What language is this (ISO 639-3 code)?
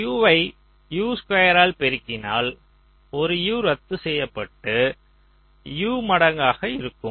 tam